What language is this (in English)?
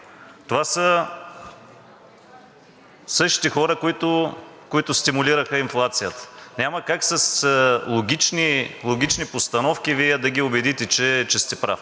Bulgarian